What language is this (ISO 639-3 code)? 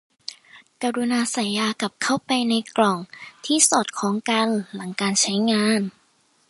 tha